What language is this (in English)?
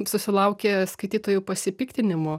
Lithuanian